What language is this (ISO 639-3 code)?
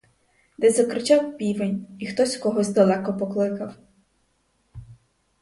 ukr